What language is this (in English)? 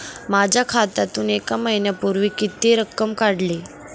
Marathi